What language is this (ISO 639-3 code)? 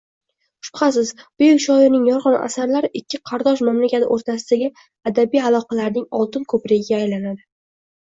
uzb